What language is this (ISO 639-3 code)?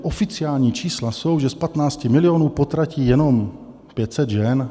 ces